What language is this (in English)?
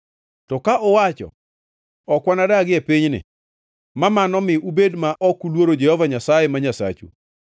Luo (Kenya and Tanzania)